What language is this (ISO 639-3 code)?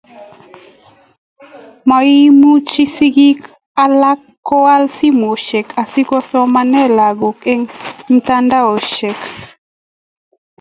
kln